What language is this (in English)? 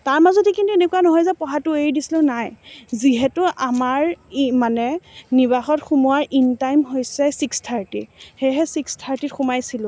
Assamese